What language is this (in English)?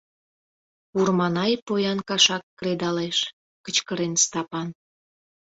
Mari